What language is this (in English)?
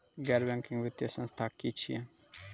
Maithili